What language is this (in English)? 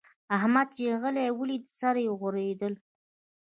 Pashto